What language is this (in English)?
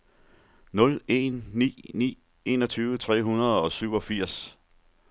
Danish